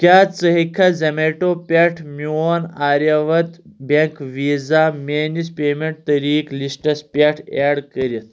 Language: Kashmiri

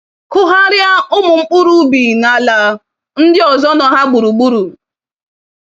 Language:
Igbo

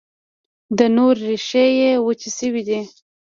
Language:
Pashto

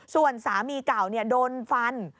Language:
Thai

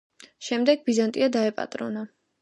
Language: Georgian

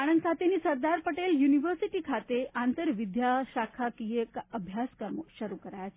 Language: Gujarati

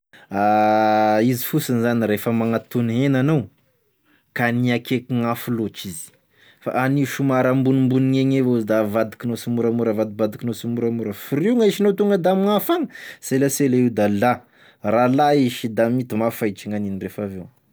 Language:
Tesaka Malagasy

